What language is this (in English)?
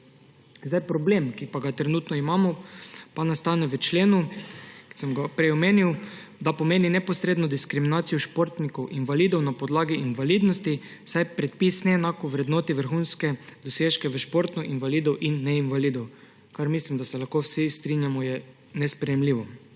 Slovenian